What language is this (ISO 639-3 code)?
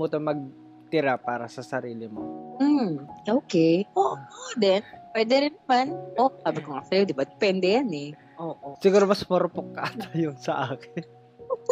fil